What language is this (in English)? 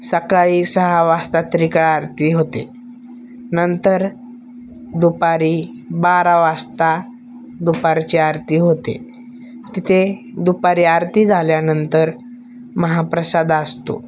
Marathi